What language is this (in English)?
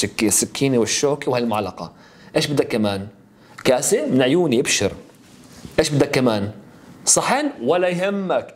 Arabic